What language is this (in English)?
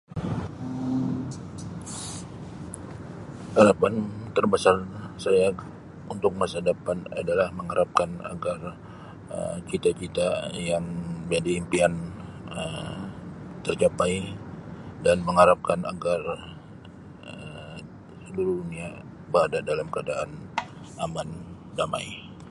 Sabah Malay